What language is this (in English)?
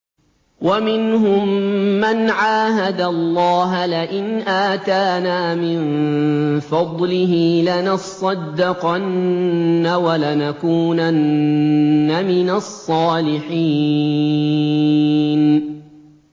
Arabic